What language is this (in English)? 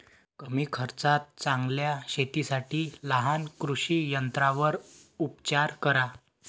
Marathi